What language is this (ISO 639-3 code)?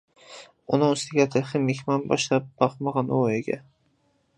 uig